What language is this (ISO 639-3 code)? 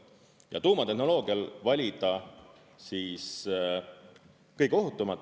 est